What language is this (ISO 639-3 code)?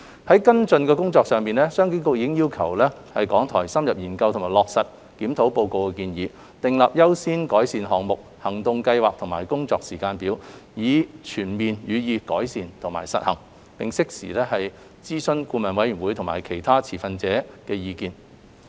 yue